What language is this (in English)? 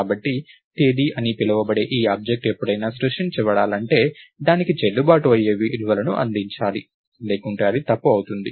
Telugu